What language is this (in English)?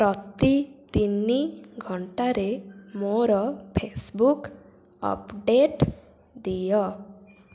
Odia